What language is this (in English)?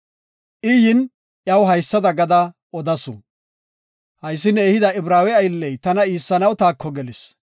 Gofa